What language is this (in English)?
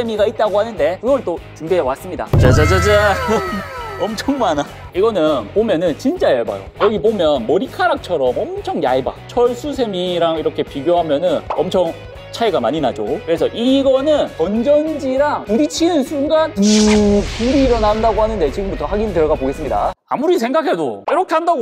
Korean